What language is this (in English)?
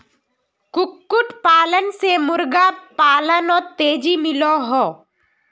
Magahi